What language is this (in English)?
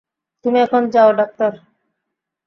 Bangla